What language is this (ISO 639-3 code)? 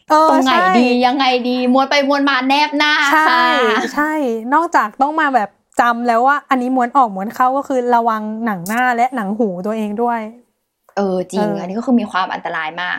tha